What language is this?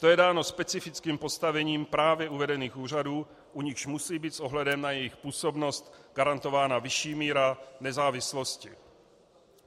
Czech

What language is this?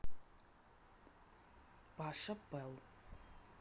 Russian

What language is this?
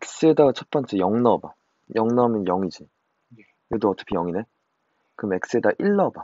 Korean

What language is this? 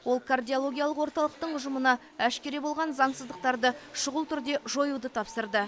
Kazakh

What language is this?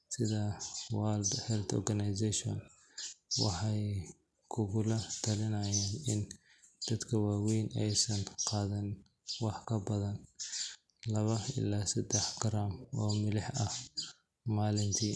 Somali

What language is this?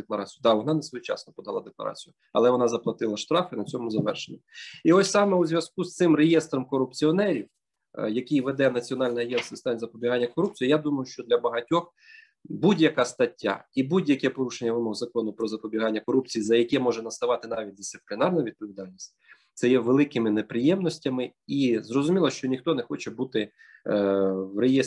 Ukrainian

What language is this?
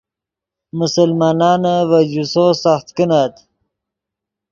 Yidgha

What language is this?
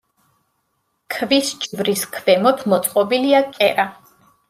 Georgian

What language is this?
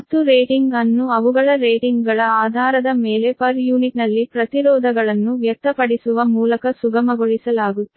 Kannada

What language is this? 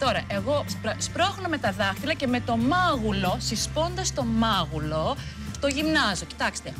Greek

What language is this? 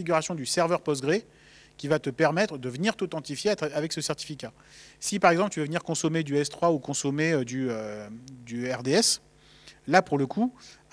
French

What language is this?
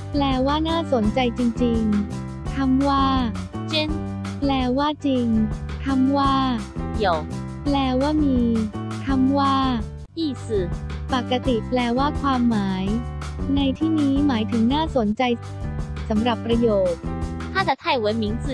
Thai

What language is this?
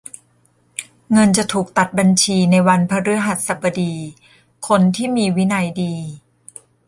Thai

